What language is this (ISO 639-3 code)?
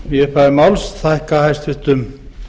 isl